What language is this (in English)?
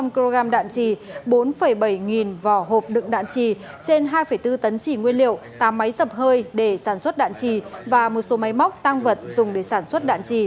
Vietnamese